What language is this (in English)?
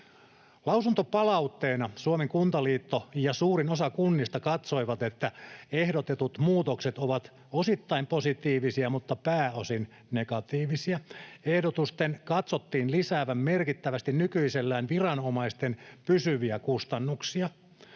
Finnish